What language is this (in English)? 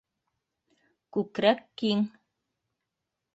Bashkir